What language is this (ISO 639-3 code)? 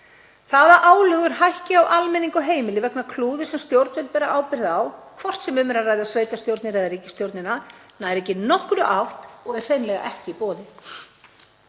isl